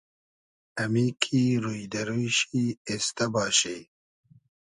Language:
Hazaragi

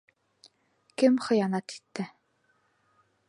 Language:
Bashkir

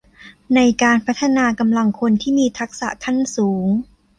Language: Thai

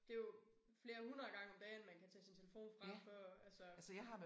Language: Danish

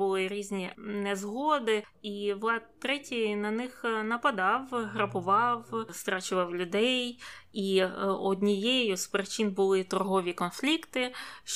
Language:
Ukrainian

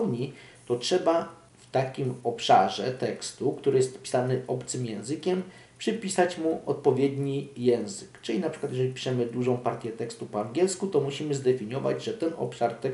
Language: Polish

